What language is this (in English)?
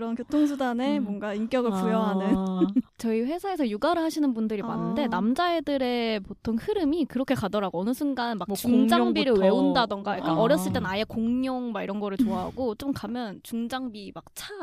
Korean